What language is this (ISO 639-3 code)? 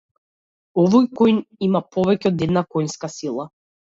mkd